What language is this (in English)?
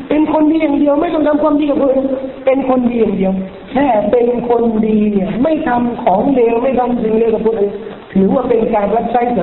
Thai